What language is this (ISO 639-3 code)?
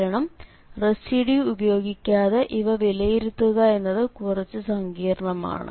mal